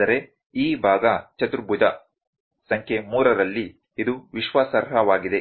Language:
Kannada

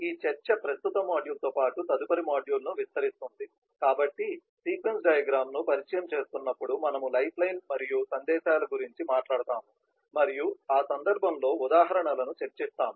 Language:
Telugu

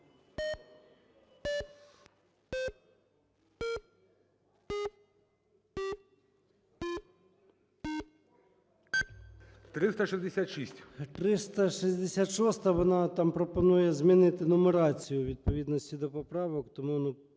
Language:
Ukrainian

